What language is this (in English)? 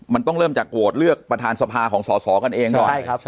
Thai